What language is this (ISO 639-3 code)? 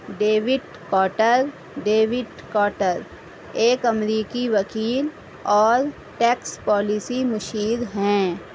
urd